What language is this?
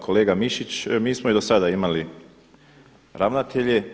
Croatian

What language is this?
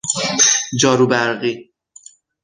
Persian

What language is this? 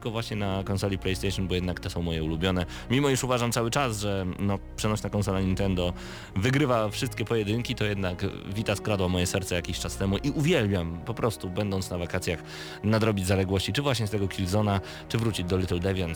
Polish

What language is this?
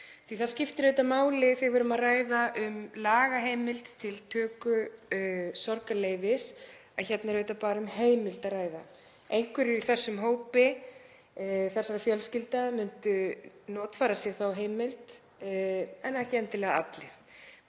Icelandic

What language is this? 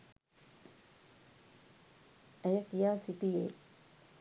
Sinhala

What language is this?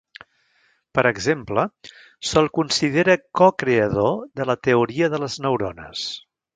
Catalan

